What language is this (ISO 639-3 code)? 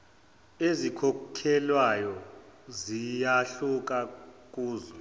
zul